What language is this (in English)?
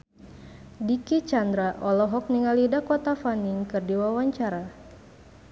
Sundanese